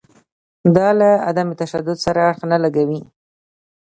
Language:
Pashto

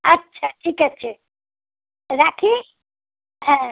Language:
Bangla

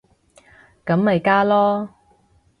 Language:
Cantonese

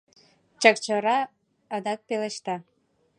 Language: Mari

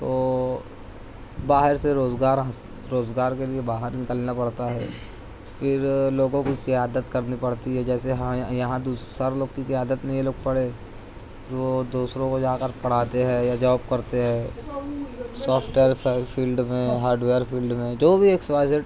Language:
Urdu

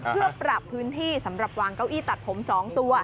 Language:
Thai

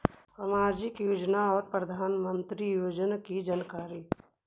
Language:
Magahi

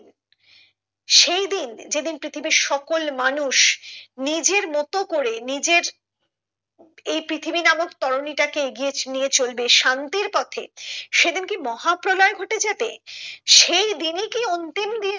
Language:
Bangla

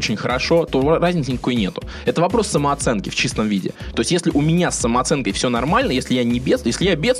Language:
Russian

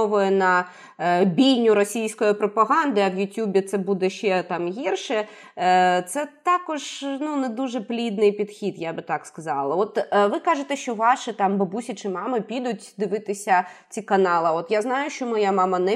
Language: Ukrainian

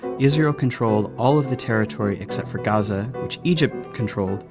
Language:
English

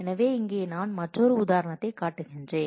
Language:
Tamil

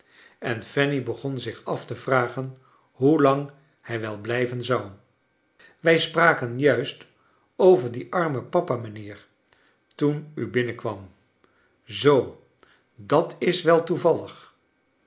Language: Dutch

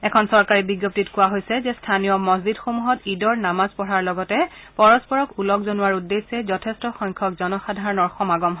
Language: Assamese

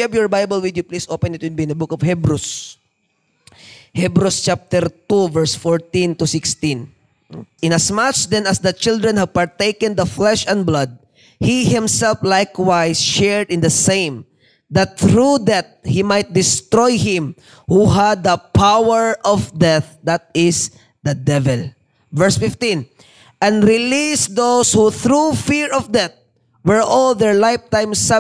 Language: Filipino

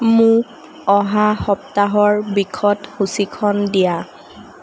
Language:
Assamese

